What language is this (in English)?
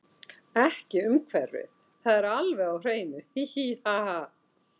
Icelandic